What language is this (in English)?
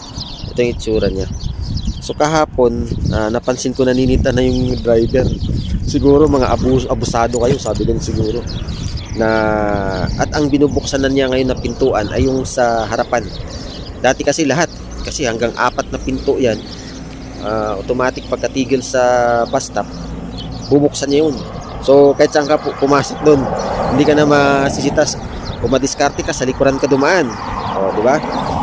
Filipino